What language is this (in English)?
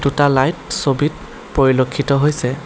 Assamese